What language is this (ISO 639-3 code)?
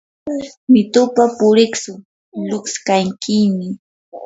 qur